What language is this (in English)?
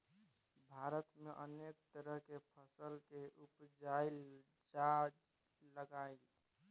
Maithili